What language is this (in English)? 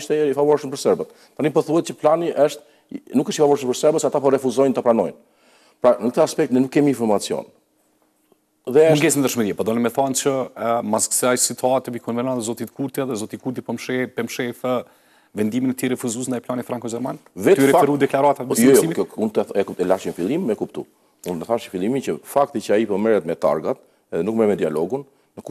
Romanian